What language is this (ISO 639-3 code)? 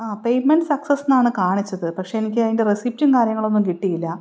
mal